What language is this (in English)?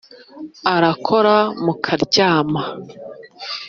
Kinyarwanda